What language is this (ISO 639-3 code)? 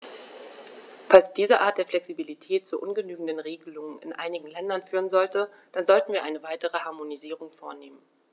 deu